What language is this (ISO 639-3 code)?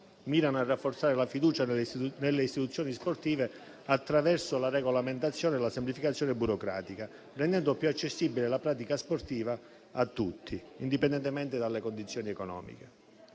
ita